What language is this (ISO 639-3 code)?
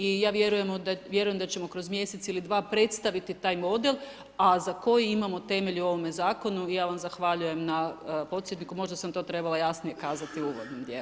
hrv